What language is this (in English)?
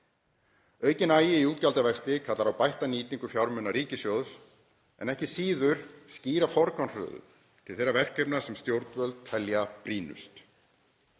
Icelandic